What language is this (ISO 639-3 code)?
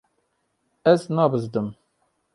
kur